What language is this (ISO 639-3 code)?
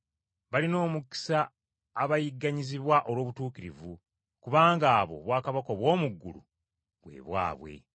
lug